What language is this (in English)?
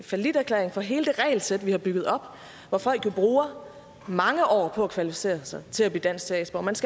Danish